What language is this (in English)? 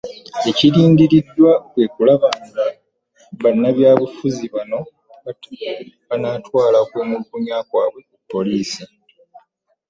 Ganda